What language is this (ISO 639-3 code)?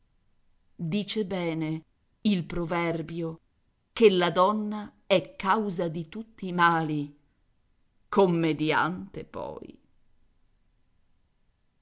ita